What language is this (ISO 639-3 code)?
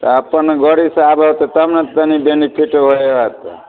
mai